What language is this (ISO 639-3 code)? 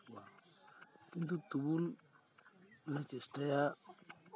sat